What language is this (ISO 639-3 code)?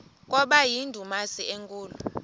xho